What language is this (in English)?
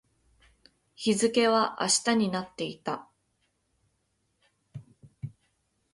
Japanese